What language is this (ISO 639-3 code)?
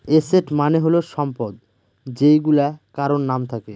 ben